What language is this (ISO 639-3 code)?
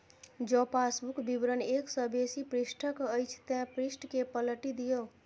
mai